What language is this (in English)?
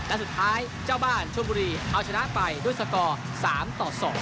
Thai